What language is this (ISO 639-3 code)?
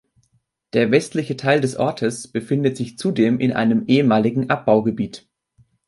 deu